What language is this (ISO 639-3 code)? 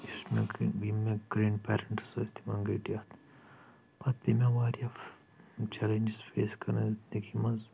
kas